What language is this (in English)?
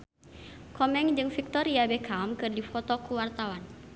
Sundanese